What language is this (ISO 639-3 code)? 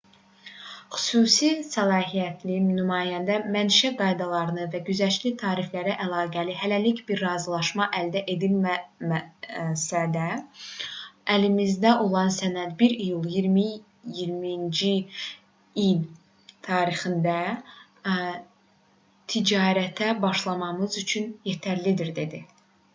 aze